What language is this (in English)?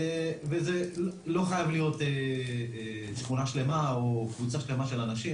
Hebrew